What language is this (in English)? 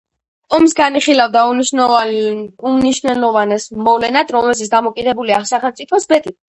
Georgian